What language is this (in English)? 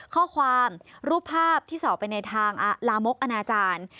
Thai